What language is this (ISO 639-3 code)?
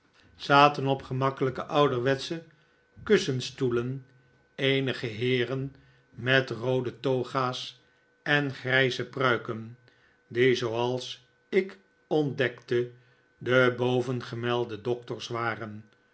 nld